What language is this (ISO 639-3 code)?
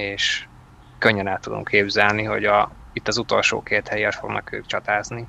hun